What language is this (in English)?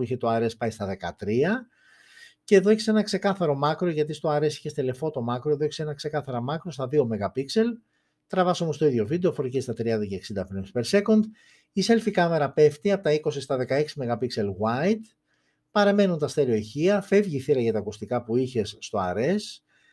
Greek